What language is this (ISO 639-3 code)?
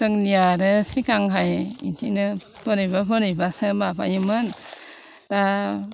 brx